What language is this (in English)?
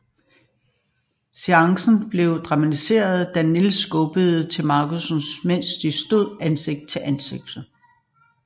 Danish